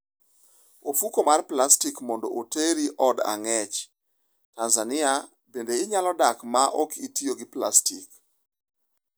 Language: Luo (Kenya and Tanzania)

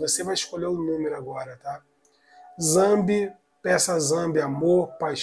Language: Portuguese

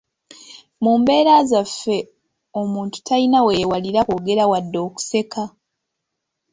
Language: Ganda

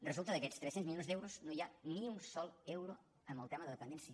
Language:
Catalan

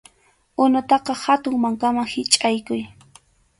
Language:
Arequipa-La Unión Quechua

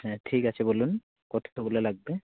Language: Bangla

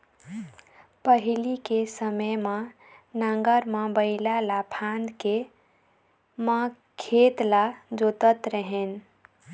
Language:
Chhattisgarhi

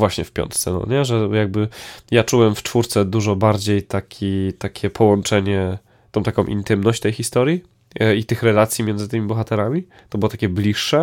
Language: Polish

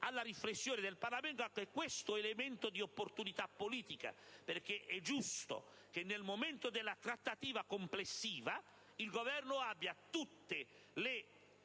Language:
Italian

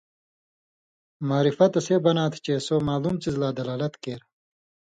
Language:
Indus Kohistani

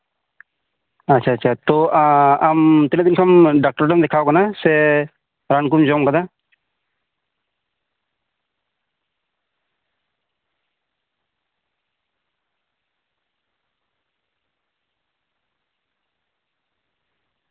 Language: Santali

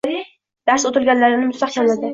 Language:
Uzbek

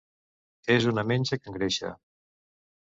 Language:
Catalan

